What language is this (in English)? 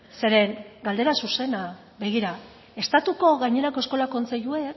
Basque